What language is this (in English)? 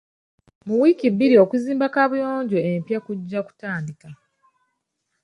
Ganda